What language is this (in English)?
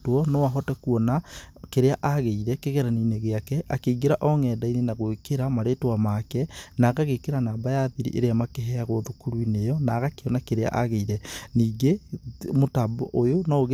Kikuyu